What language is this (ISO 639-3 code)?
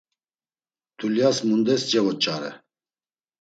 lzz